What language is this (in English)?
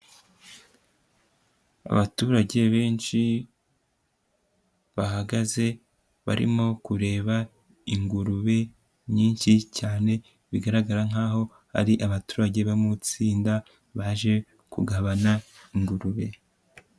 Kinyarwanda